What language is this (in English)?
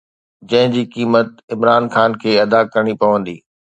Sindhi